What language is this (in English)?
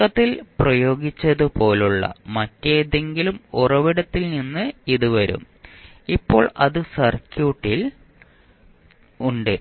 Malayalam